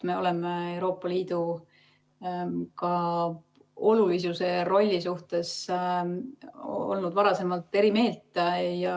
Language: Estonian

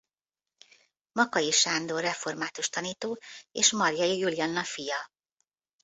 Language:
Hungarian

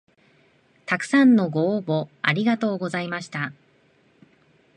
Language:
Japanese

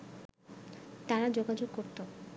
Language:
Bangla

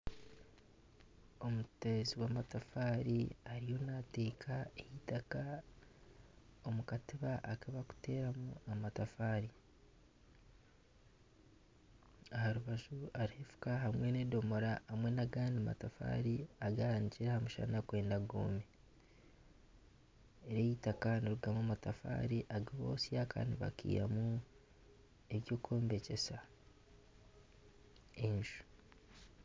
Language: Nyankole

